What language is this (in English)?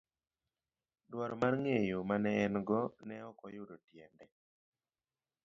Luo (Kenya and Tanzania)